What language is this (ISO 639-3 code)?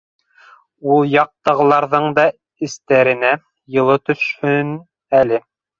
bak